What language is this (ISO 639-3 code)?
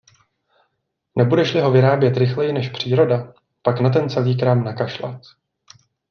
ces